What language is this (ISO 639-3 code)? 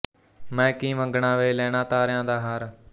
pan